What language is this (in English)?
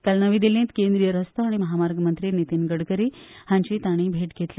Konkani